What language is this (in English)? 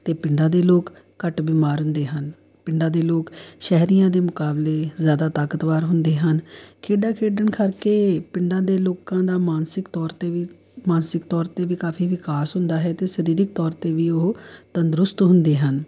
Punjabi